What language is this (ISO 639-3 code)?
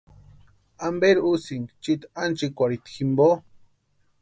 pua